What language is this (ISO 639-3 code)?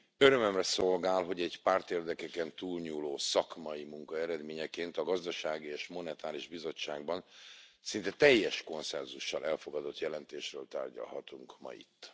hun